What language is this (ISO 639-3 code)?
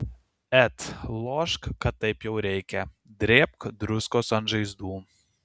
lit